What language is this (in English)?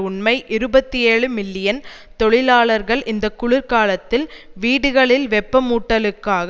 Tamil